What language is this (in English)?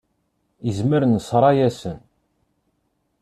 Kabyle